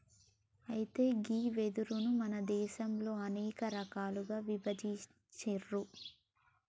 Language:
Telugu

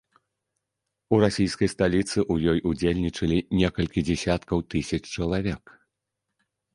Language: Belarusian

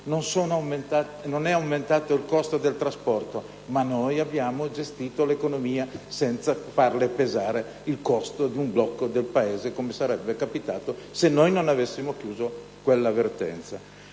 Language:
Italian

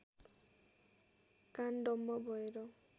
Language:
Nepali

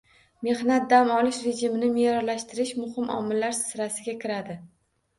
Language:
Uzbek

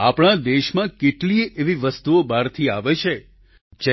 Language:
Gujarati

